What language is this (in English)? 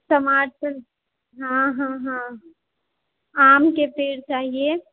Maithili